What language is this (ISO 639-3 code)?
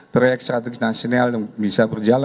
ind